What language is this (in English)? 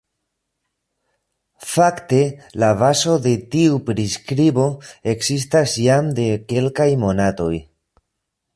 Esperanto